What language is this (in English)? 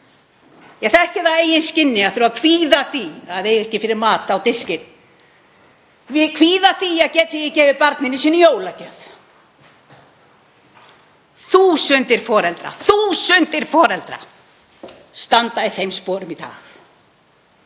Icelandic